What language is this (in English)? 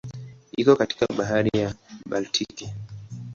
Swahili